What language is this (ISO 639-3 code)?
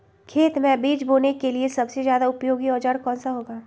mag